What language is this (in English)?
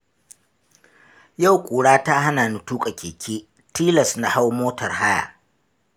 Hausa